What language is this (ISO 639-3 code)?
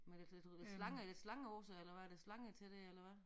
dan